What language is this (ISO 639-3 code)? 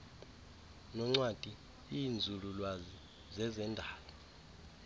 xho